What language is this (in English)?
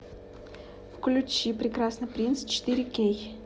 Russian